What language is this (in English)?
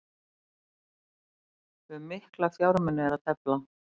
Icelandic